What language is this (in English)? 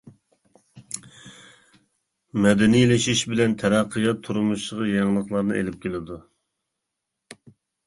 Uyghur